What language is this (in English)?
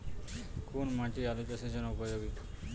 Bangla